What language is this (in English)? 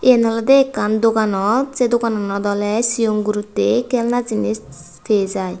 Chakma